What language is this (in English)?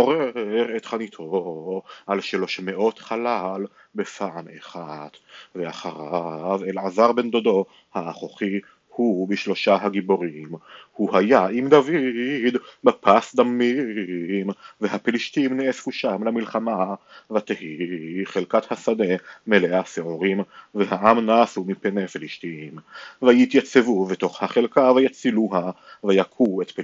Hebrew